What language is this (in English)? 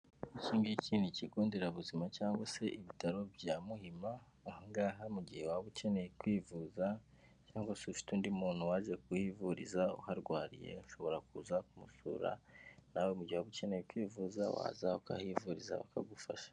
Kinyarwanda